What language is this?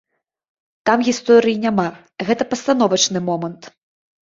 Belarusian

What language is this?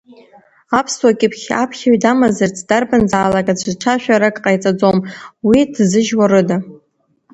Abkhazian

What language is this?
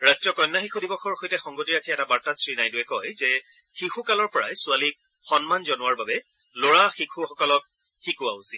Assamese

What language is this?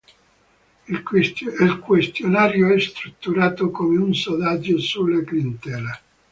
Italian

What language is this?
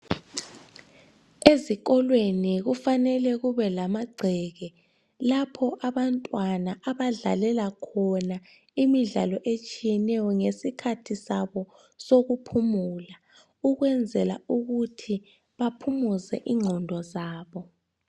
North Ndebele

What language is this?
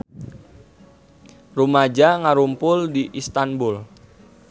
Sundanese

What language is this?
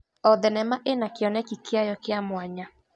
Kikuyu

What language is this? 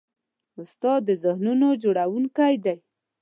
Pashto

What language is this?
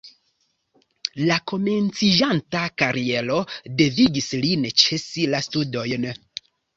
Esperanto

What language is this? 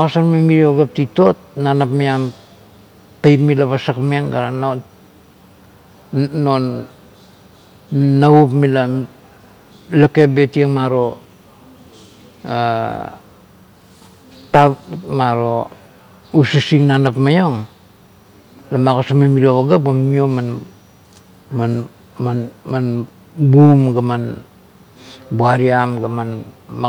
Kuot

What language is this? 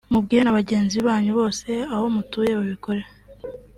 Kinyarwanda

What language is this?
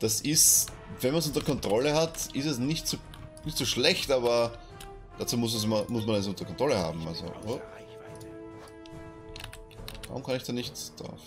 German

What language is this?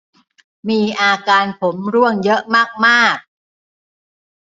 Thai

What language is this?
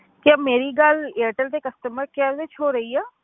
Punjabi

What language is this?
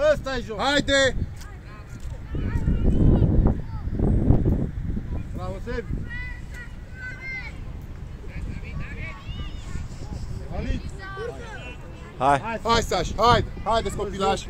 Romanian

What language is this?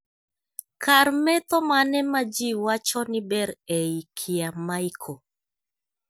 Luo (Kenya and Tanzania)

